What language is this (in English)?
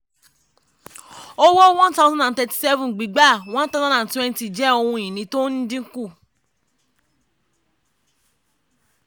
Yoruba